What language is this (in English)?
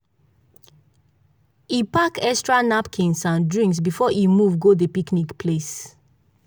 Nigerian Pidgin